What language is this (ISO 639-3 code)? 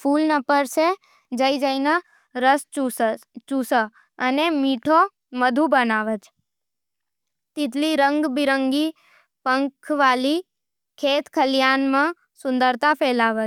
noe